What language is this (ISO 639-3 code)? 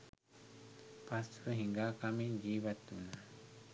sin